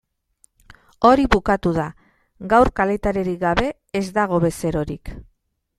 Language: Basque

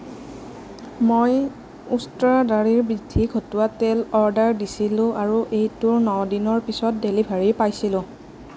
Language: Assamese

